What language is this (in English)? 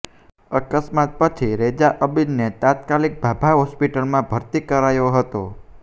Gujarati